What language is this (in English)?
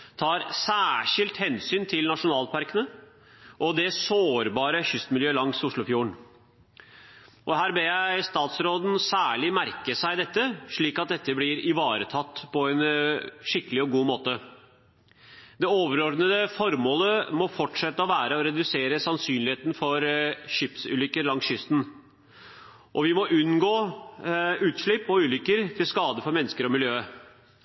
Norwegian Bokmål